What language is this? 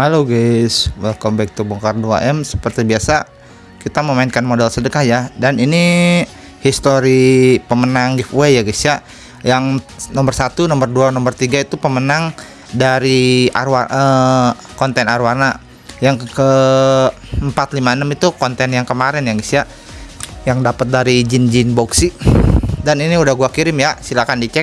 Indonesian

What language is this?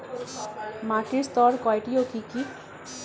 Bangla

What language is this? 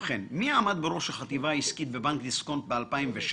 Hebrew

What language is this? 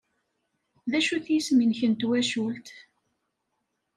Kabyle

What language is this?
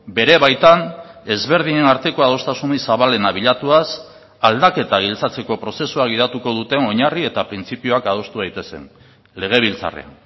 Basque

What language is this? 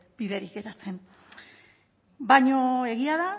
Basque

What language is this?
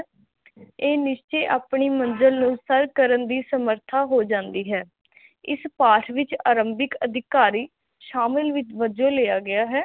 Punjabi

